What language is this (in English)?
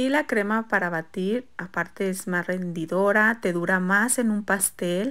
Spanish